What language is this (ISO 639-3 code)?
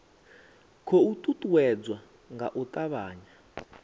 ven